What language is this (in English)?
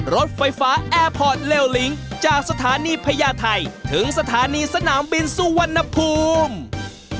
Thai